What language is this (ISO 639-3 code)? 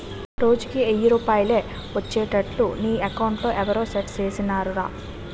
tel